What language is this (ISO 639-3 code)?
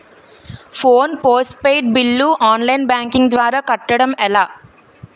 tel